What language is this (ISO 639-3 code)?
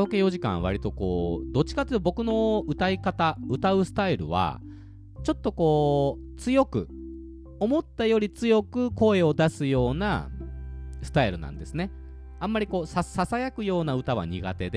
jpn